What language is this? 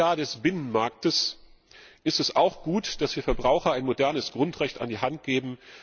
German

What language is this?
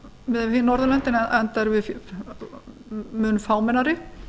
Icelandic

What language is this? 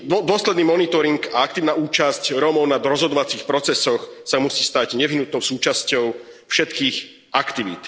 Slovak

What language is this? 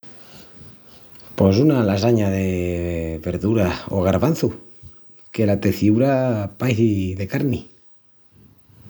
Extremaduran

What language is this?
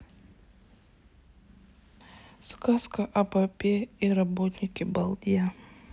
Russian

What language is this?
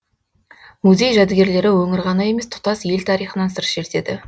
Kazakh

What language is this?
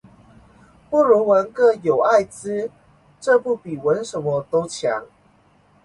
Chinese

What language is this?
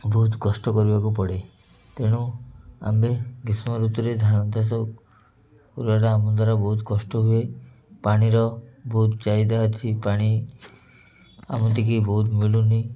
Odia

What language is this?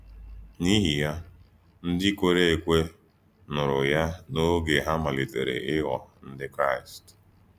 Igbo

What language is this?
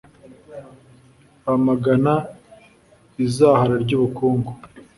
Kinyarwanda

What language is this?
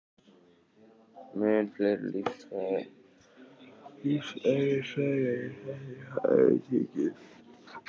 Icelandic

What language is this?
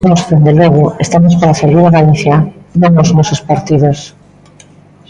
Galician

